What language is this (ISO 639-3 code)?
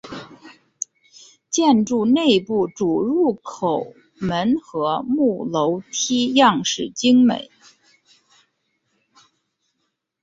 zho